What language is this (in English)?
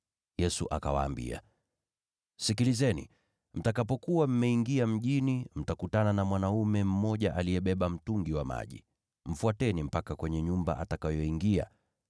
Swahili